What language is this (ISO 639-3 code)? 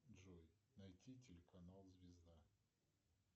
rus